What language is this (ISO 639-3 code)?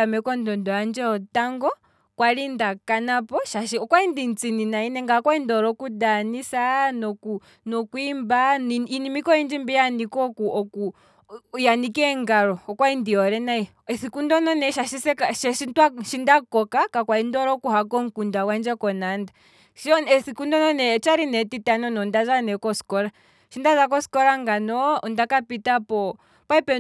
kwm